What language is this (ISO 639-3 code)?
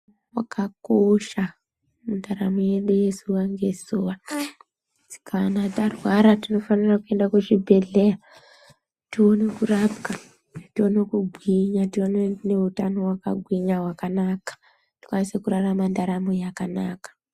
ndc